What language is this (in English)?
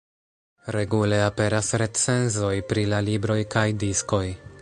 Esperanto